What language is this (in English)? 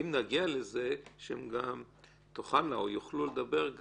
Hebrew